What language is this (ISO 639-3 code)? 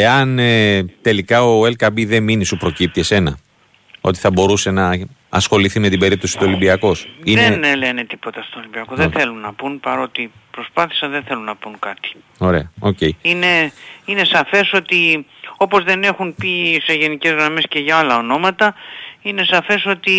ell